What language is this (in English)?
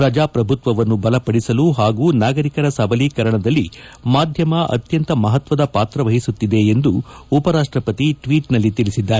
Kannada